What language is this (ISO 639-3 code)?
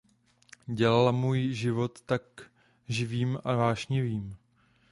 ces